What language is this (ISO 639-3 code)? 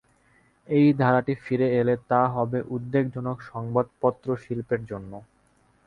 ben